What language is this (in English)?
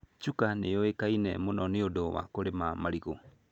Kikuyu